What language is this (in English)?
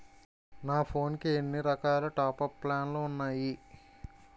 Telugu